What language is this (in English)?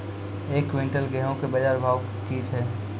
Maithili